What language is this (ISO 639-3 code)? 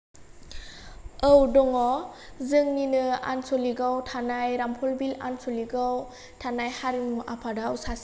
brx